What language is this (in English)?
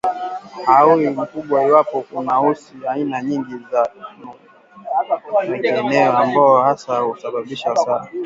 Swahili